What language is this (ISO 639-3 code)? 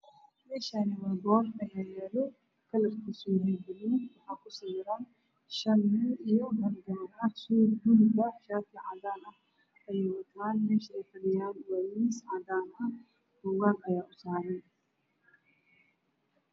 som